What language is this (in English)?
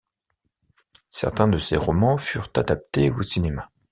French